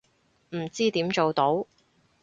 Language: Cantonese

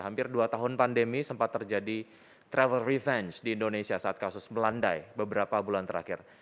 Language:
Indonesian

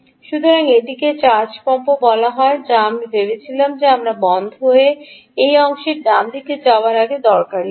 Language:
Bangla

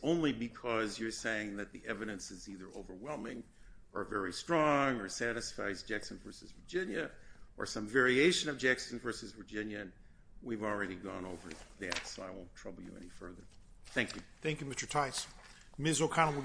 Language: English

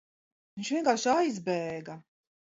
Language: Latvian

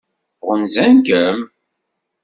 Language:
Kabyle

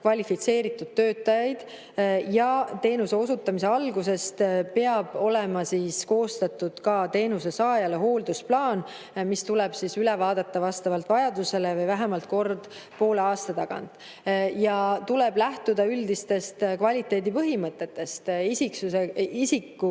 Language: Estonian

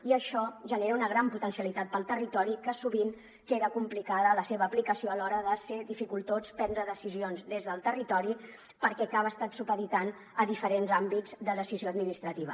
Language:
Catalan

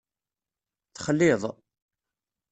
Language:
Kabyle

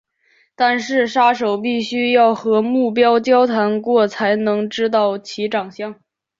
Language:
Chinese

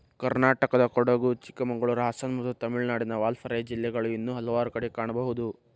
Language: Kannada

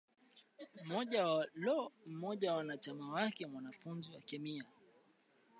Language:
Swahili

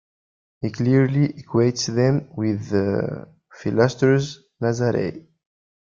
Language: English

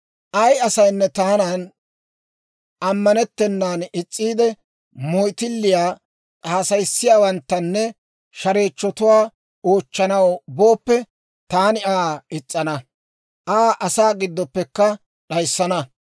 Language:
Dawro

